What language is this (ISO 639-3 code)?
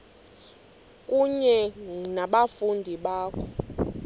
xho